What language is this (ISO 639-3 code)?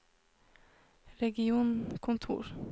nor